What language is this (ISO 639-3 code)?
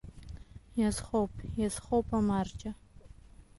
abk